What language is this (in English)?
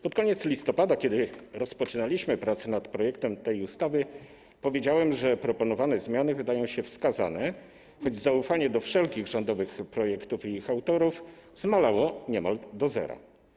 Polish